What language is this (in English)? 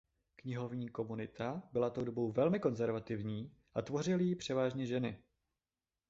Czech